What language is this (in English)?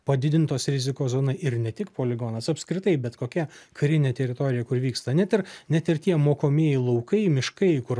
Lithuanian